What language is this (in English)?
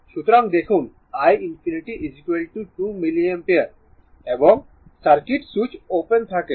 Bangla